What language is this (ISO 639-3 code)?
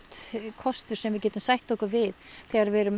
isl